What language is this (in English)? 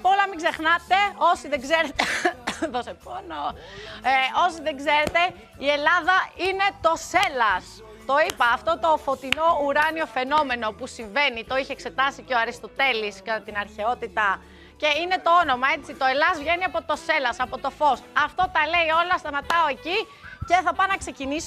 Greek